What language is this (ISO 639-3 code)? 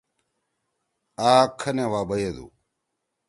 trw